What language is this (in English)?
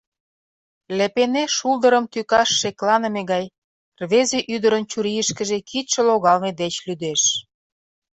Mari